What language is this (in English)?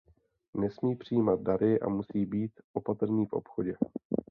Czech